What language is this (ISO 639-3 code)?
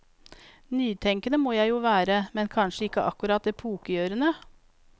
nor